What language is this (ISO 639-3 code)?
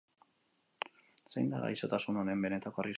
eus